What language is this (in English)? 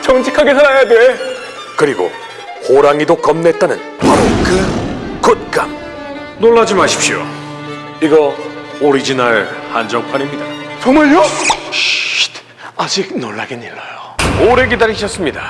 Korean